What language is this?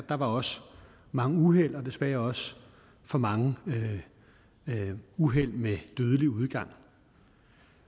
Danish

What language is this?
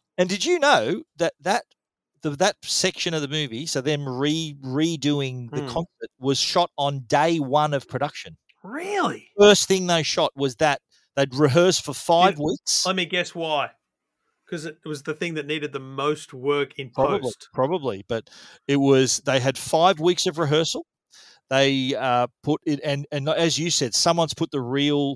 English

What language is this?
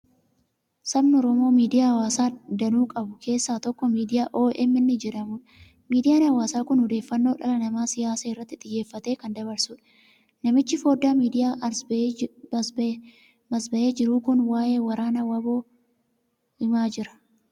Oromo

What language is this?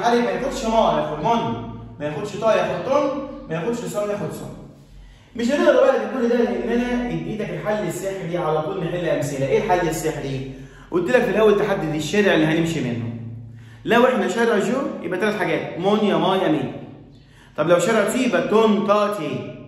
Arabic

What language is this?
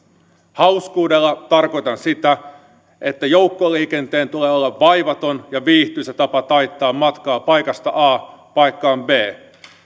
Finnish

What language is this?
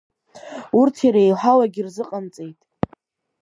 Abkhazian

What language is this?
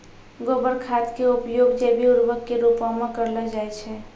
Maithili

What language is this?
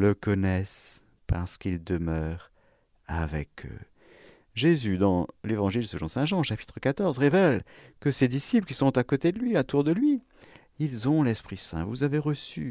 French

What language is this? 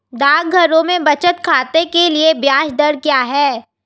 Hindi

